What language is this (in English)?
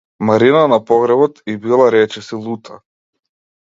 Macedonian